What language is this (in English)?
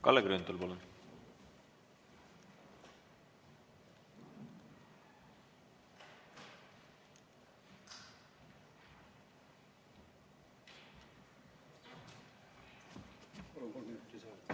Estonian